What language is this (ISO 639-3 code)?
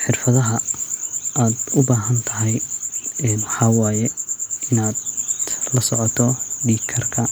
som